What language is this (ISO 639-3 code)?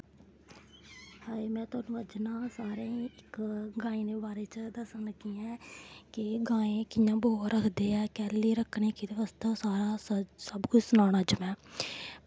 doi